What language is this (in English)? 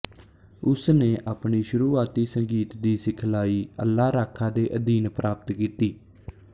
Punjabi